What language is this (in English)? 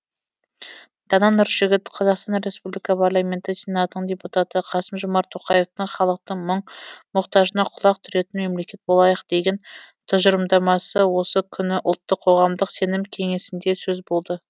Kazakh